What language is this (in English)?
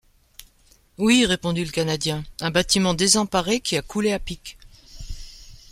French